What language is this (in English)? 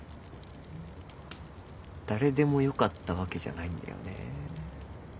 Japanese